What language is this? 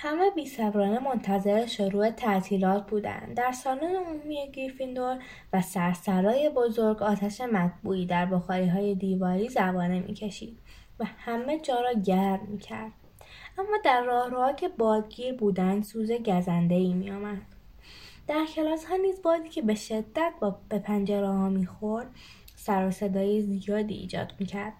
Persian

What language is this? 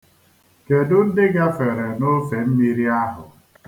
Igbo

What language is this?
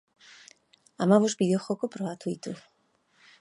Basque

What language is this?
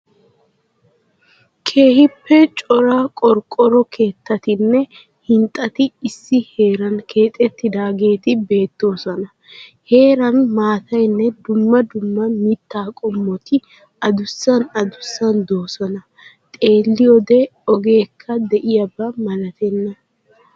Wolaytta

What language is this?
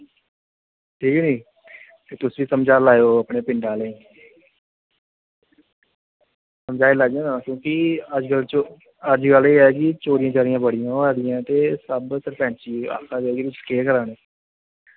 Dogri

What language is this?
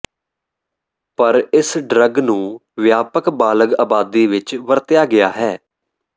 Punjabi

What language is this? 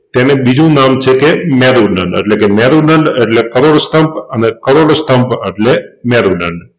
Gujarati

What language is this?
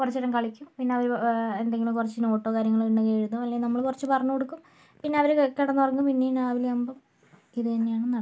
Malayalam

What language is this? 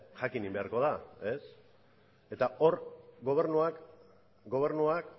Basque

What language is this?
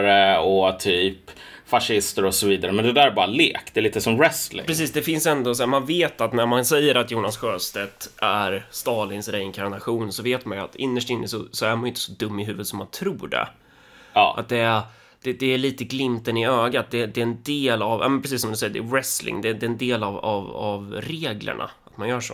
Swedish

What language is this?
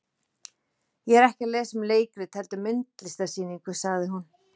Icelandic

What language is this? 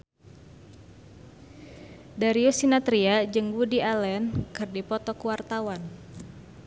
Sundanese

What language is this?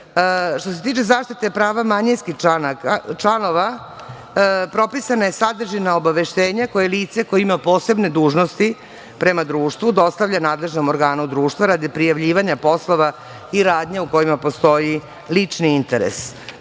Serbian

